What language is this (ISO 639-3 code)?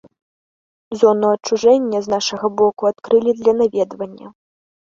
bel